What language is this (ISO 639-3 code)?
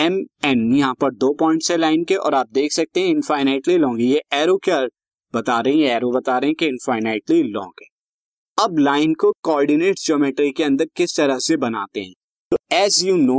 hin